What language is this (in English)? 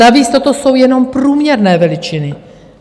Czech